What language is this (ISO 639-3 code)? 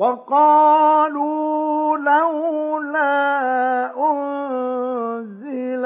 ara